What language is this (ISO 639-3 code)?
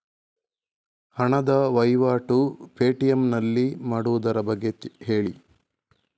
kan